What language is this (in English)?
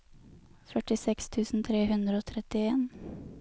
Norwegian